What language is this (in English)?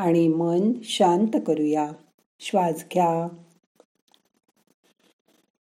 Marathi